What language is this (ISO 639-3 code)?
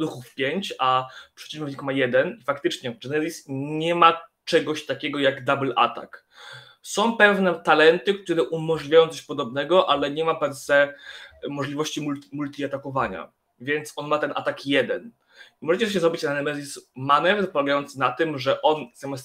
pol